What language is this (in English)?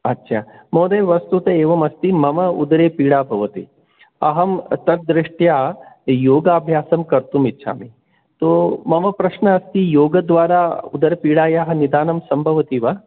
Sanskrit